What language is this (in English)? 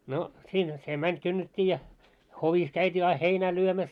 Finnish